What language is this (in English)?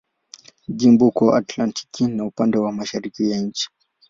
Swahili